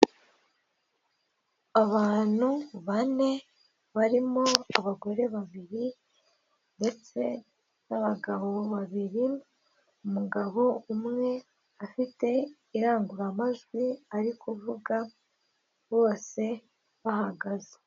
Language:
Kinyarwanda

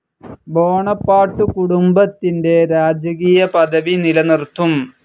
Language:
Malayalam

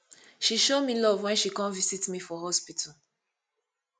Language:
Nigerian Pidgin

